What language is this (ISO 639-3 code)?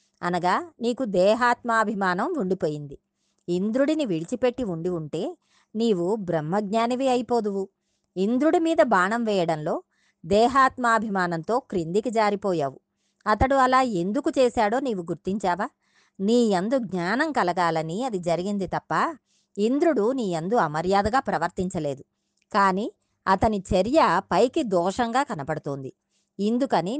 tel